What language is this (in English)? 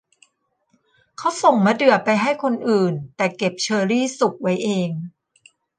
Thai